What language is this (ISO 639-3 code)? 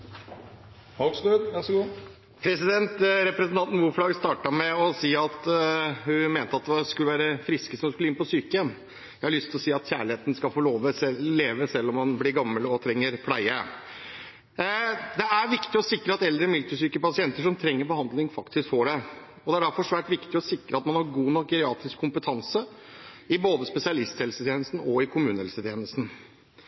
nor